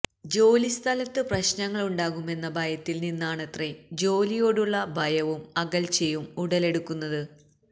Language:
Malayalam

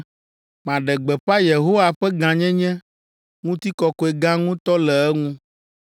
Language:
Ewe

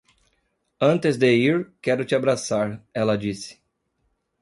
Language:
Portuguese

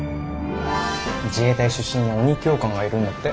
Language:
Japanese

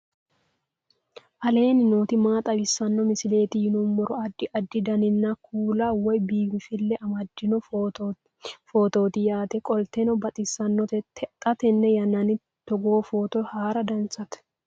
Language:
Sidamo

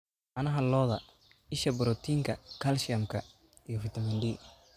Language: Somali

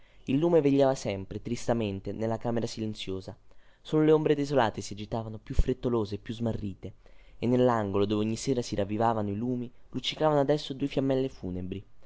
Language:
Italian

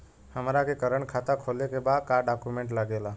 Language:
Bhojpuri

